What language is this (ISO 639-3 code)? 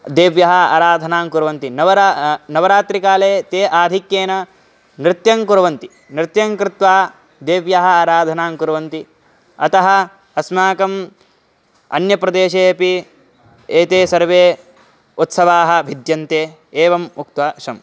san